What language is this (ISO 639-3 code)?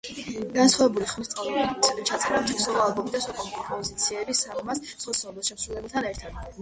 kat